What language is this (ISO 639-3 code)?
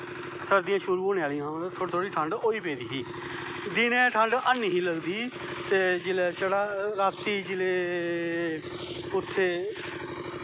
doi